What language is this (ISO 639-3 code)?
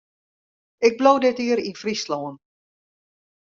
fry